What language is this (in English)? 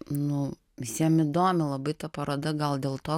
Lithuanian